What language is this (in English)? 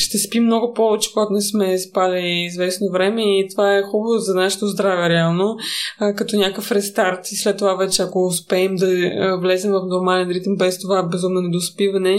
Bulgarian